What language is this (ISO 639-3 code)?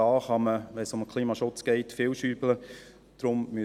gsw